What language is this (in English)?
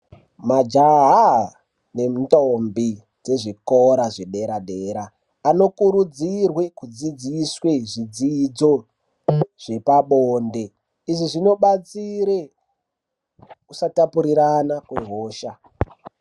Ndau